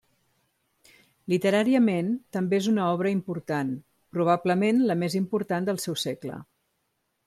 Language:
Catalan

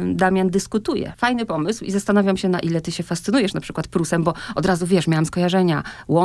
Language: Polish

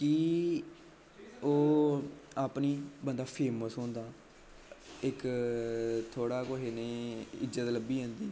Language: Dogri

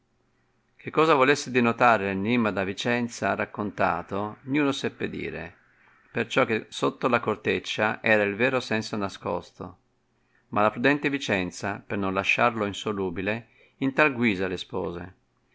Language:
Italian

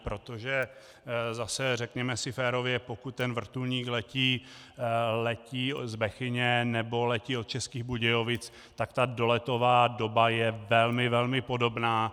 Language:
Czech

